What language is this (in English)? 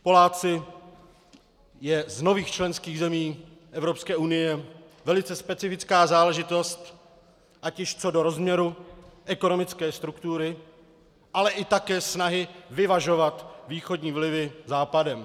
Czech